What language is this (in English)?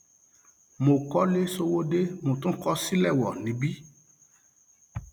Yoruba